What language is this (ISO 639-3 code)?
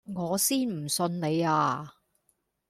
yue